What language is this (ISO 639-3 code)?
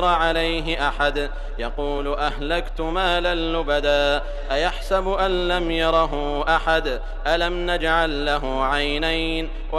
ara